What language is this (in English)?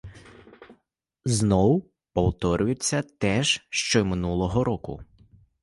Ukrainian